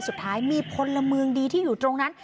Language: Thai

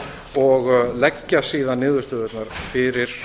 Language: Icelandic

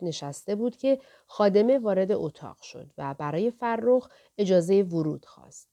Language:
Persian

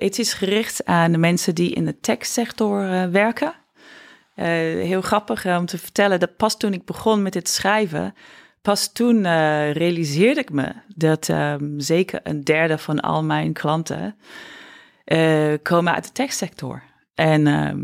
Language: Dutch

